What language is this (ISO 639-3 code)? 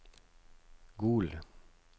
nor